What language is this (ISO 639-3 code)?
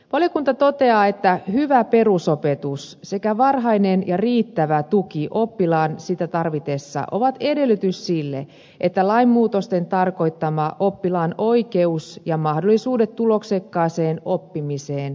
fin